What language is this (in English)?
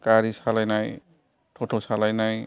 Bodo